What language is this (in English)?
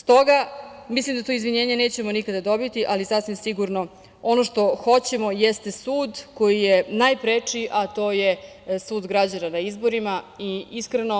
Serbian